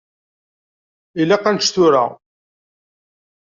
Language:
Kabyle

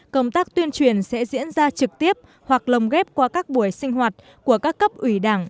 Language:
Vietnamese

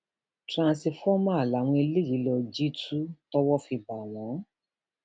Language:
Yoruba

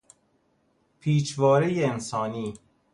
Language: Persian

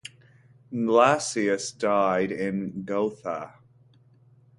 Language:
English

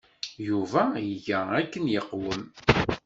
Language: Kabyle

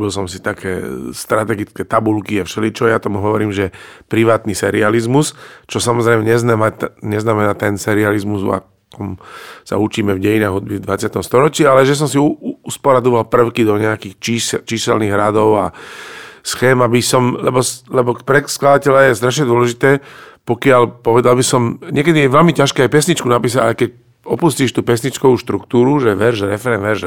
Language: Slovak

